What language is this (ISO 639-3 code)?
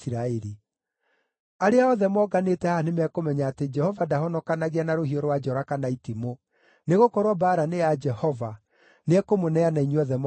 kik